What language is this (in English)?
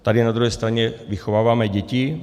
Czech